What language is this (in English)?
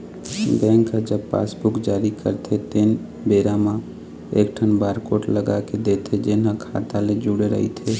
Chhattisgarhi